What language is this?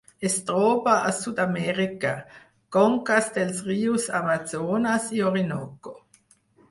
Catalan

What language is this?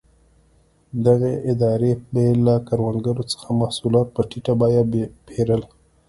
Pashto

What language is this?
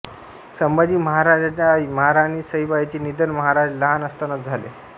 Marathi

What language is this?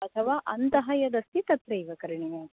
Sanskrit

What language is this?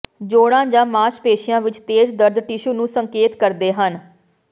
Punjabi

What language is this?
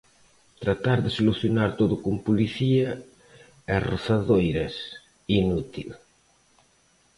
Galician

